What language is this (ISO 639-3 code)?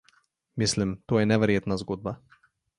slv